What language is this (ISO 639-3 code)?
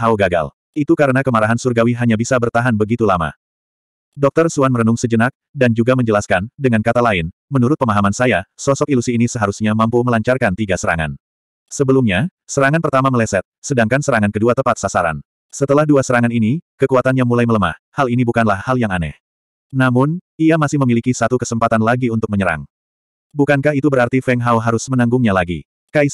ind